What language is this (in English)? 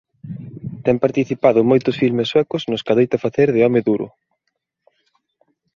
Galician